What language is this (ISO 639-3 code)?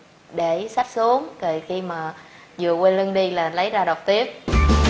vie